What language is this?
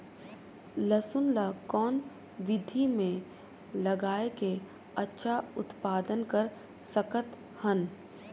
Chhattisgarhi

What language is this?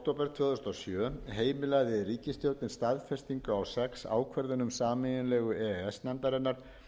Icelandic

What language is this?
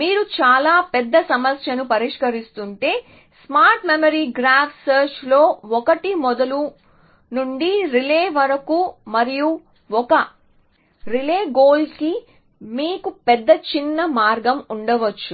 Telugu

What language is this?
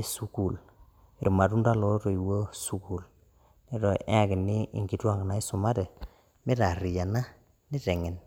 Masai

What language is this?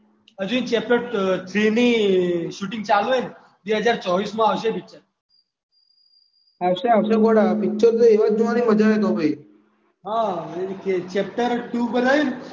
Gujarati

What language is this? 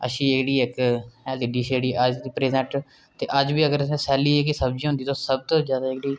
Dogri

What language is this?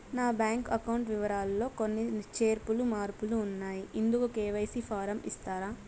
Telugu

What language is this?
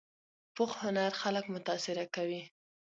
Pashto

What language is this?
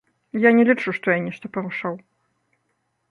Belarusian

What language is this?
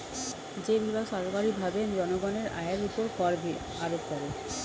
Bangla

